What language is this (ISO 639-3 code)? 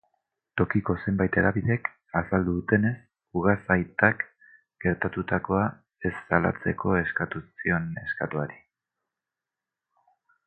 eus